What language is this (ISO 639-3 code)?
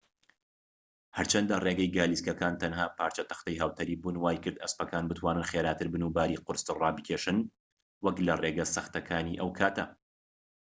ckb